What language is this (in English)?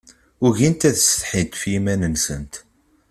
Kabyle